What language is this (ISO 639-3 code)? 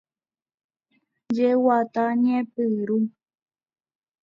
grn